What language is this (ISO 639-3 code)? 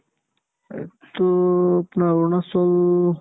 asm